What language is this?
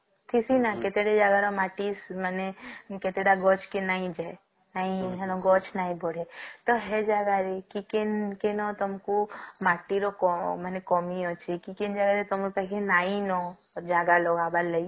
Odia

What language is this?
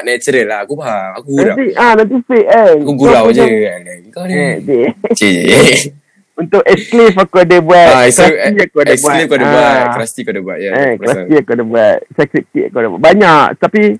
Malay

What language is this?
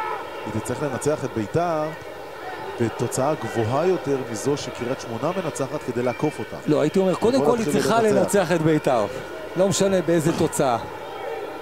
Hebrew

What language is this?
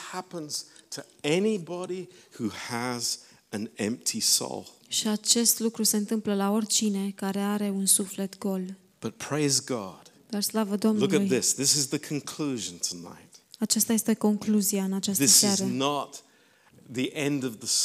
Romanian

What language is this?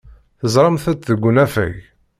Kabyle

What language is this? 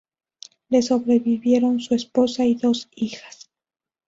Spanish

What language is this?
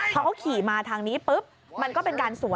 Thai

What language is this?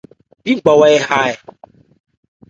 Ebrié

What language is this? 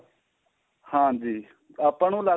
Punjabi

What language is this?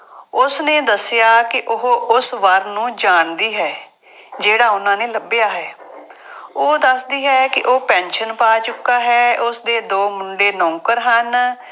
Punjabi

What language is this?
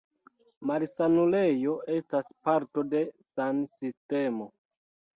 Esperanto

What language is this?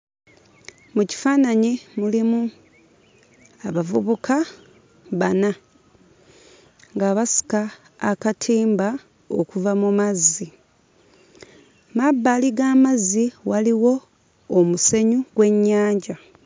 Ganda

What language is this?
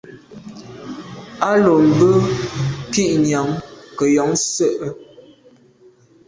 Medumba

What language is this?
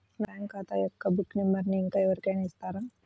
Telugu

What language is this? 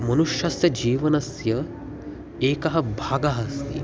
Sanskrit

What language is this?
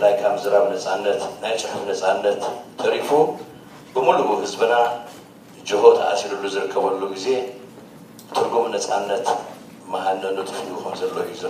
Arabic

